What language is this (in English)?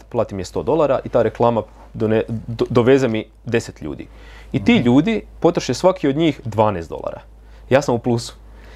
Croatian